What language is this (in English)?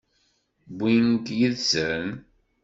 Kabyle